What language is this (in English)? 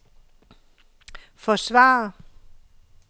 Danish